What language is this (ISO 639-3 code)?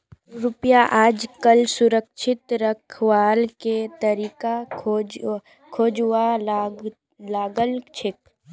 mag